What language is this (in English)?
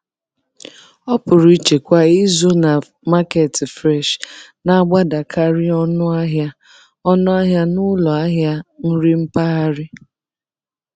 Igbo